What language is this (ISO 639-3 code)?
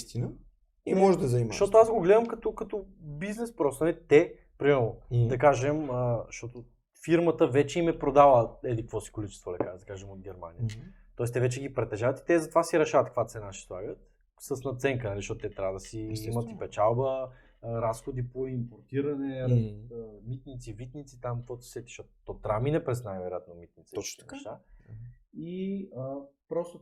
bul